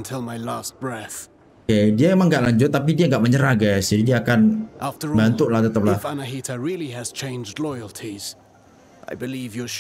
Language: Indonesian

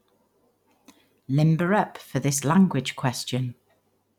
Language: English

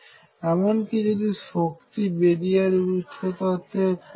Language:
Bangla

